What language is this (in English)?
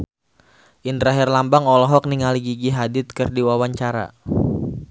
Sundanese